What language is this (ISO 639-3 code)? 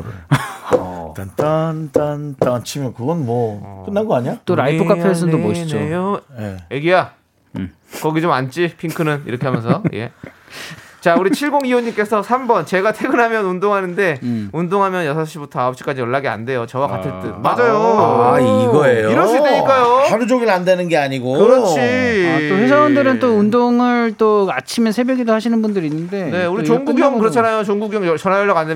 kor